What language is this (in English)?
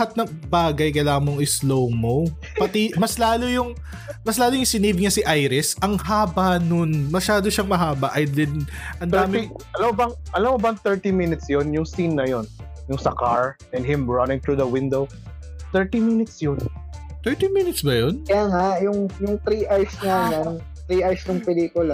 Filipino